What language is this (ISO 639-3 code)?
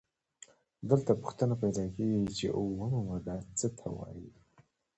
pus